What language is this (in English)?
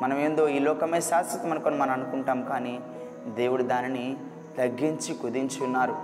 Telugu